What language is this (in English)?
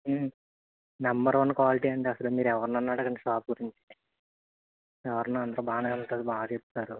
Telugu